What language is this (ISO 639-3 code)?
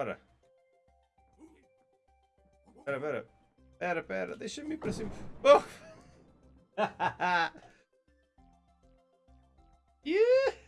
por